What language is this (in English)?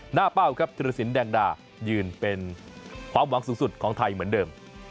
Thai